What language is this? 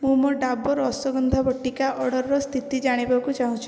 Odia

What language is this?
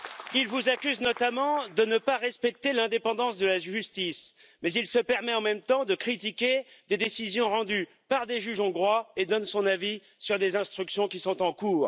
French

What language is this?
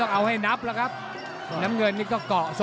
Thai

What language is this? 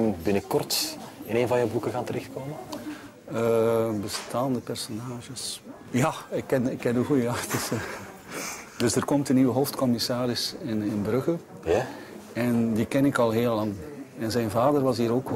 Dutch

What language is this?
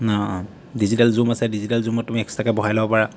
Assamese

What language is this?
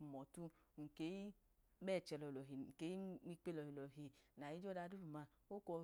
Idoma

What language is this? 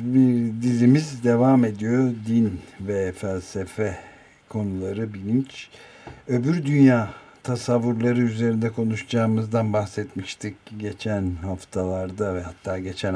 Turkish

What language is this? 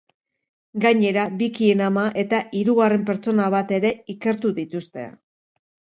Basque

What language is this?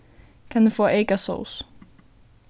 Faroese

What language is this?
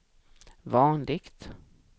Swedish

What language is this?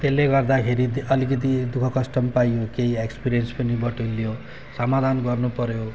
Nepali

